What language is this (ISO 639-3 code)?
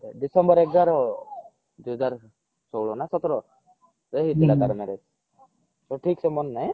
ori